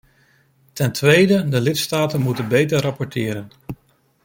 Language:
Dutch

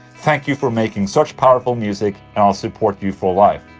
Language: English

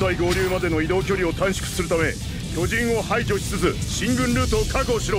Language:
Japanese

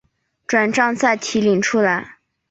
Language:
Chinese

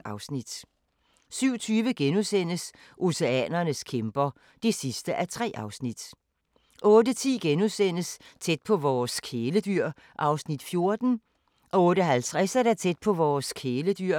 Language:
Danish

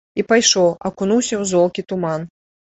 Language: Belarusian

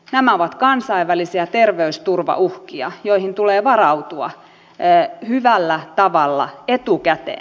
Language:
Finnish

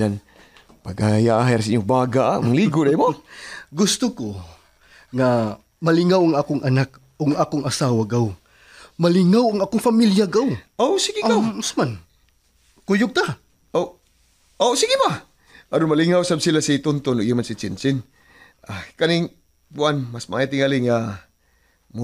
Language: Filipino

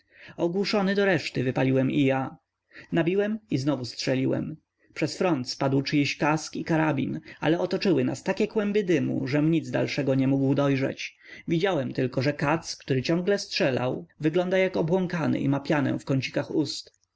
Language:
Polish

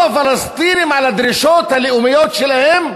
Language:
Hebrew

